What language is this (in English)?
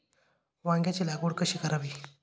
Marathi